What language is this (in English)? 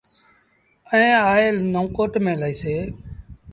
Sindhi Bhil